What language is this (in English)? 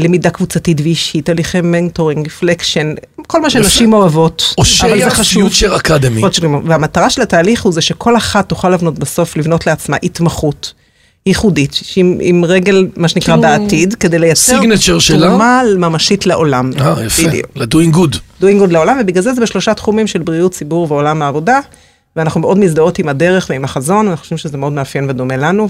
Hebrew